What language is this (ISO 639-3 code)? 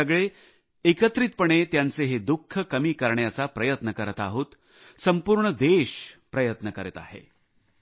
mar